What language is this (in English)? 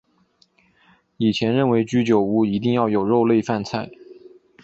Chinese